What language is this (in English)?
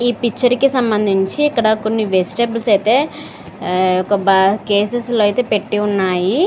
Telugu